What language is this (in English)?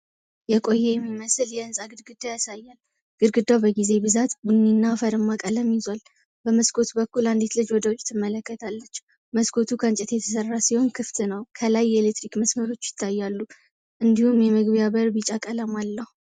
Amharic